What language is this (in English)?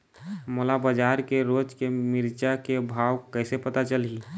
Chhattisgarhi